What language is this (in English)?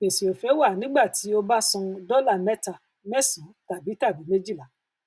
Yoruba